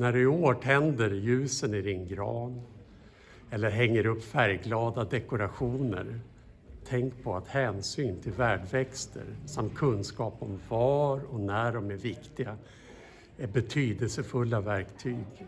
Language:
Swedish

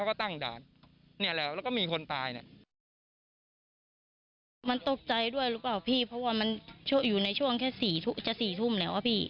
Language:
Thai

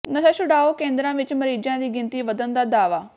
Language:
Punjabi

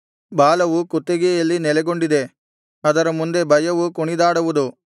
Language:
Kannada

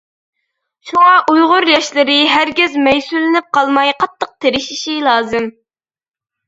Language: Uyghur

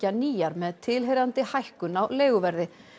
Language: Icelandic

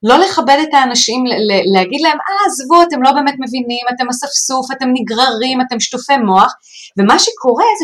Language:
Hebrew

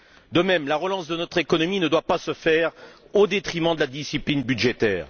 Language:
French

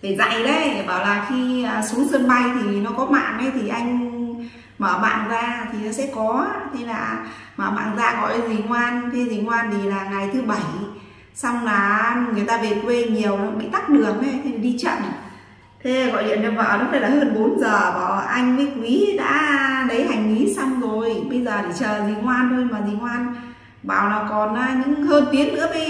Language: Vietnamese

